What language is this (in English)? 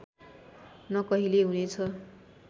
Nepali